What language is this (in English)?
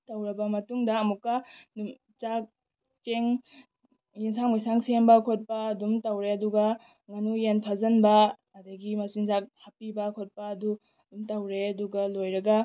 Manipuri